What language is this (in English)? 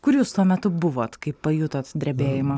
Lithuanian